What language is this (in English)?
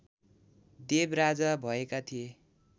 Nepali